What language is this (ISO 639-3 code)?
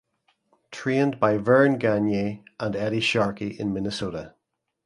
eng